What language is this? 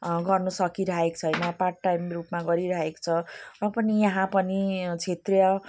Nepali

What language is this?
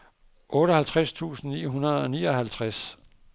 Danish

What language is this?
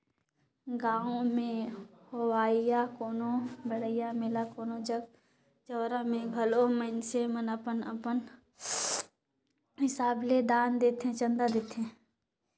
Chhattisgarhi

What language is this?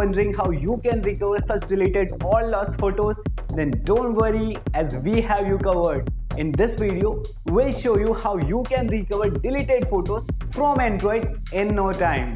English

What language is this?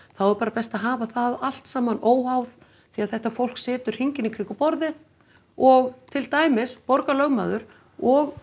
Icelandic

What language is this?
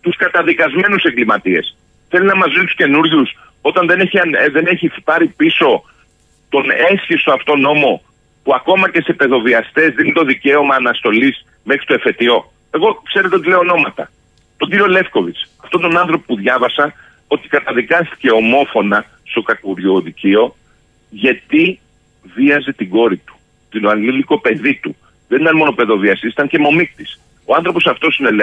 Greek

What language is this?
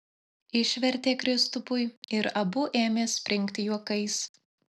Lithuanian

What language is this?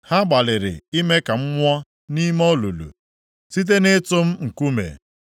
Igbo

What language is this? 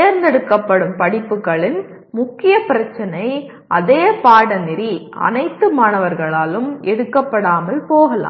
Tamil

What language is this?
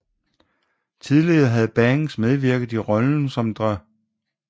Danish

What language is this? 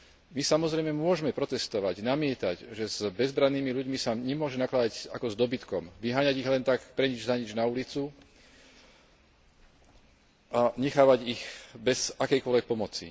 Slovak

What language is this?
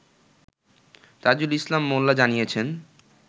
Bangla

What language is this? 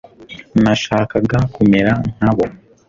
Kinyarwanda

